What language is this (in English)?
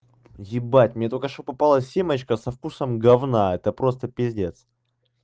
Russian